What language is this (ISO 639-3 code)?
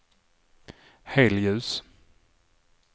swe